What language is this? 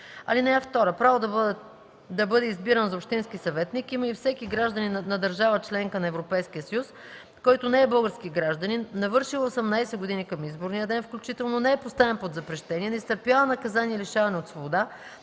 Bulgarian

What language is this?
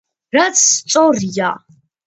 Georgian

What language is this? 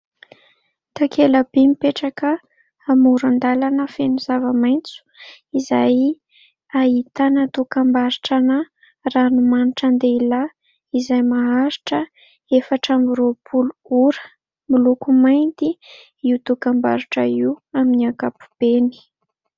Malagasy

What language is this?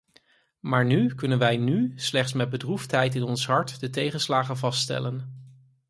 Dutch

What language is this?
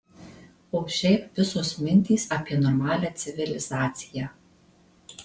Lithuanian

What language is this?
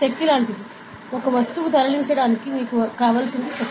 Telugu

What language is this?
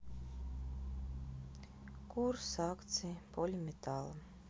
Russian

